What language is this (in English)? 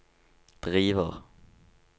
Norwegian